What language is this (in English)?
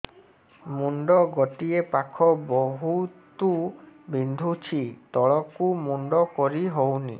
Odia